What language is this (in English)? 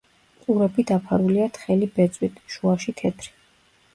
Georgian